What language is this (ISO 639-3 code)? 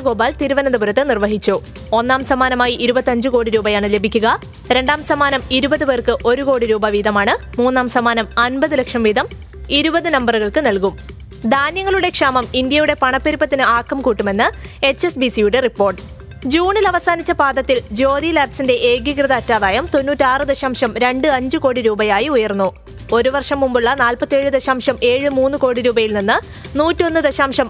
mal